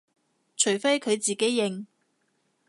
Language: Cantonese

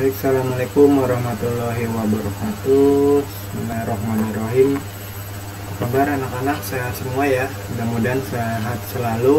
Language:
Indonesian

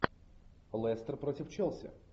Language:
Russian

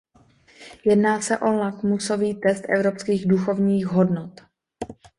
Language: Czech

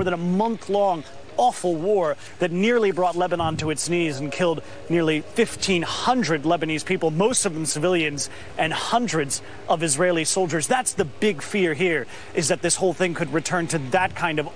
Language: English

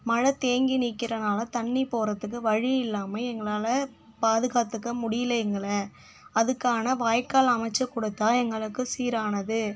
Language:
Tamil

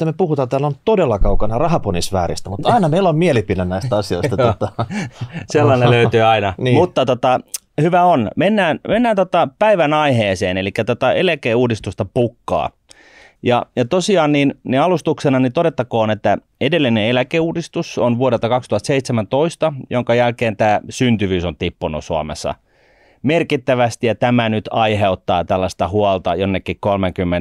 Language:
Finnish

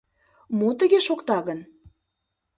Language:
Mari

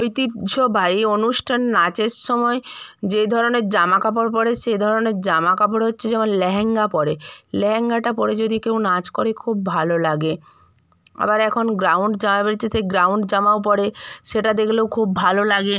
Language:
Bangla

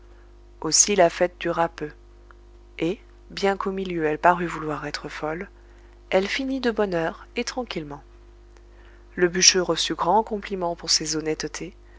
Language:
French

